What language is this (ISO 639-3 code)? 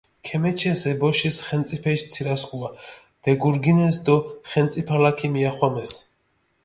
xmf